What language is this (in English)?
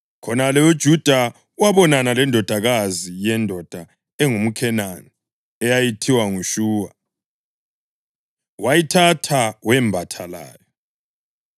North Ndebele